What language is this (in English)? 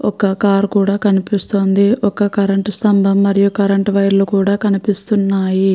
Telugu